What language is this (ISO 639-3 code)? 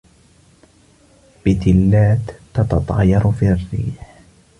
ara